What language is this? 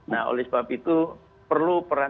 Indonesian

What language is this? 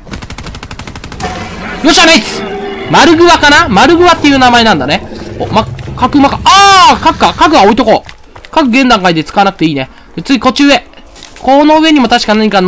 Japanese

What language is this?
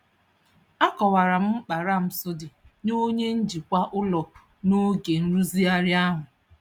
Igbo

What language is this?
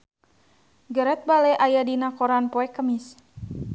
Sundanese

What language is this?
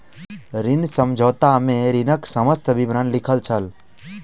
Maithili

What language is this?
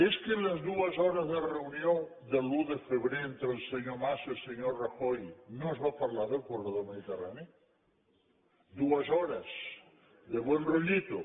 Catalan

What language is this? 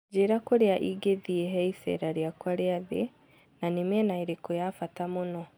Kikuyu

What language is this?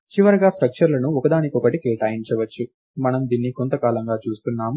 Telugu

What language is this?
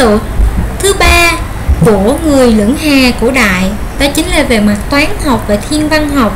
Vietnamese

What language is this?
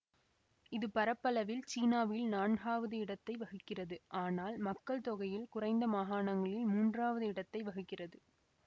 Tamil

